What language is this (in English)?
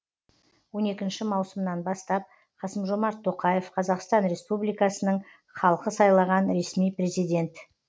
Kazakh